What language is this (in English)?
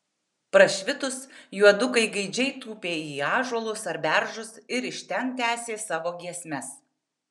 Lithuanian